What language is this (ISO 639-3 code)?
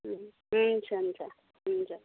nep